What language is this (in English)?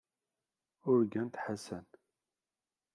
Kabyle